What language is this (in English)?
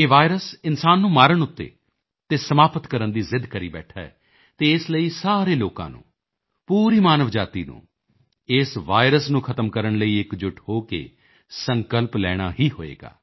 Punjabi